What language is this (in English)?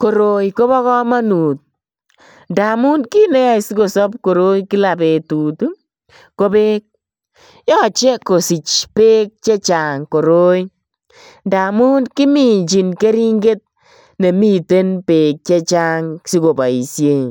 Kalenjin